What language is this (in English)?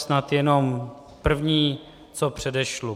Czech